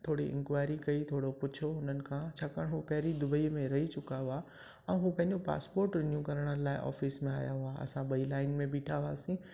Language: Sindhi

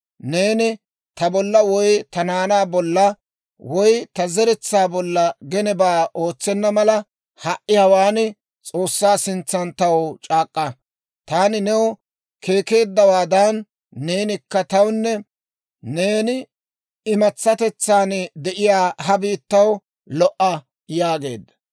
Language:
Dawro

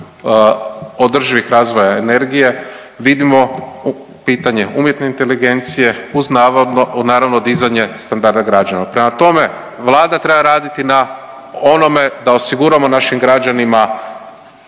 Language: Croatian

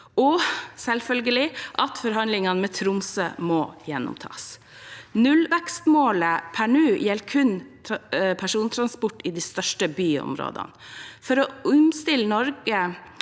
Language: Norwegian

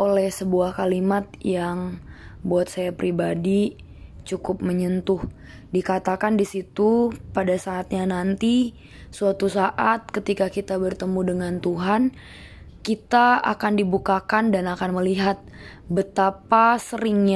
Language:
Indonesian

